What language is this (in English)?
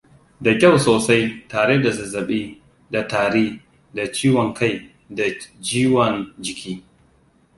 Hausa